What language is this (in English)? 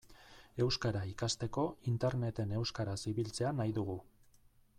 Basque